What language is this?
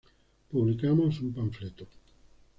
Spanish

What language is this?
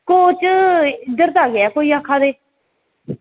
Dogri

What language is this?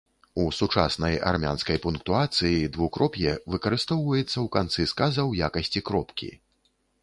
Belarusian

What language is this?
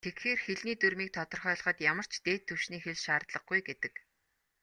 Mongolian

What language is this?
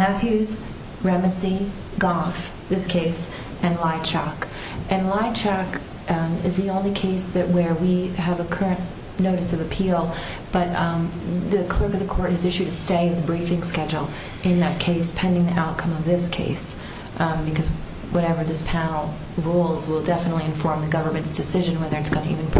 English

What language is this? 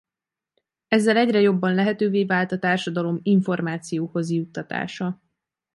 Hungarian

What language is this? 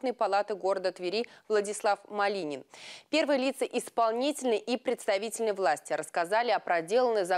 Russian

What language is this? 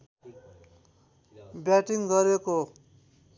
Nepali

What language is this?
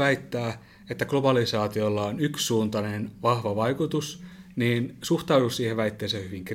Finnish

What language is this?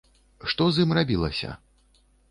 Belarusian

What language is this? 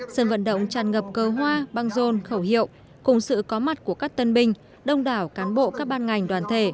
Vietnamese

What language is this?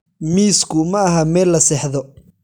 Somali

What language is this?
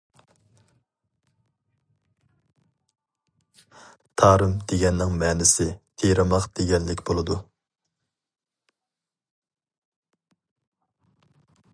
Uyghur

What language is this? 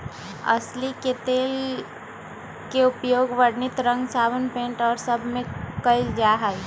Magahi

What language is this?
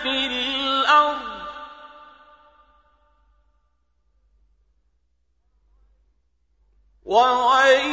Arabic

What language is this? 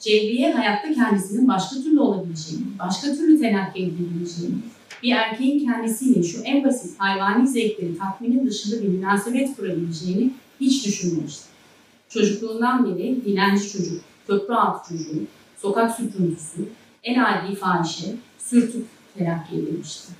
Turkish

